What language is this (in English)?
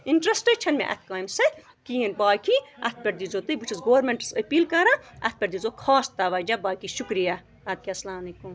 Kashmiri